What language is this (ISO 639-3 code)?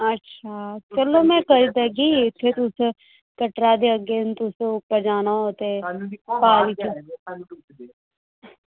doi